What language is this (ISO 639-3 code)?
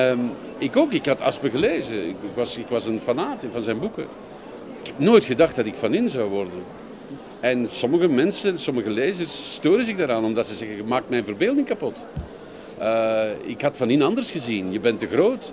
nld